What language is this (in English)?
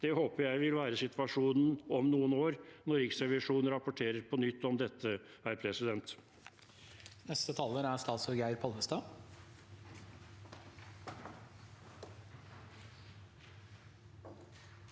Norwegian